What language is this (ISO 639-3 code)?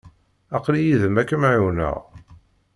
kab